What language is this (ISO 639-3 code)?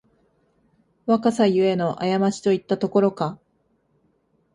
jpn